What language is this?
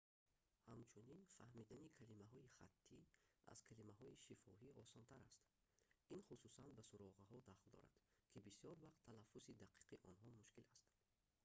Tajik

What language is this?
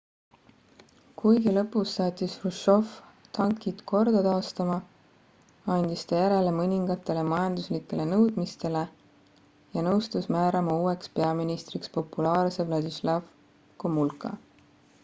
Estonian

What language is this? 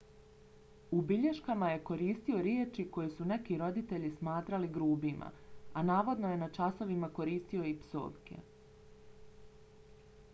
Bosnian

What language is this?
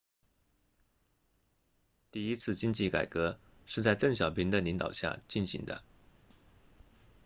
Chinese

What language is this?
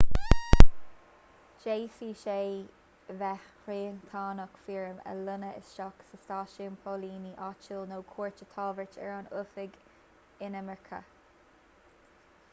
Irish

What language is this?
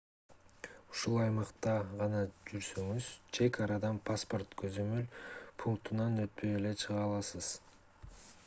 Kyrgyz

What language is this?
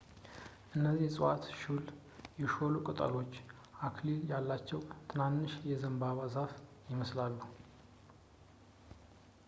Amharic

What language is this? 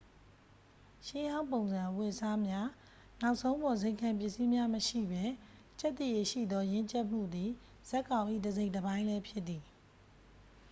Burmese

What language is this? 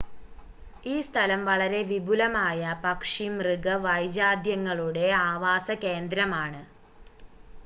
Malayalam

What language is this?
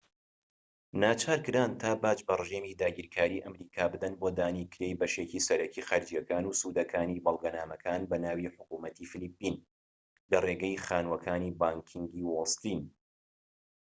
Central Kurdish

